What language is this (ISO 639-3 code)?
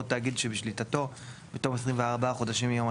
heb